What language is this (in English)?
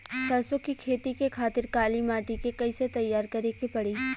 Bhojpuri